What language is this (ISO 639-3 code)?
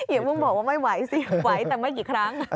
tha